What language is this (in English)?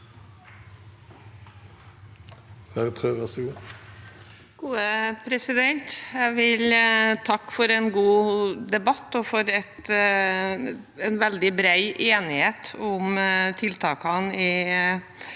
Norwegian